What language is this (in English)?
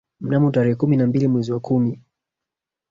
Swahili